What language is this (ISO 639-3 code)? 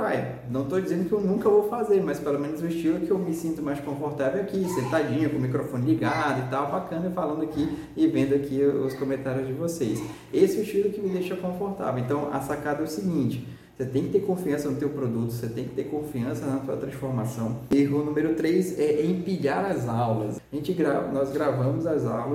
por